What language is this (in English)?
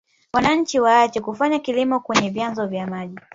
Swahili